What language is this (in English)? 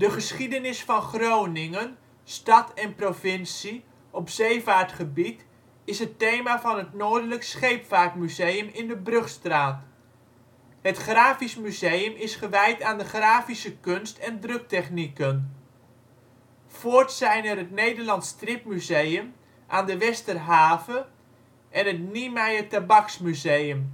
Dutch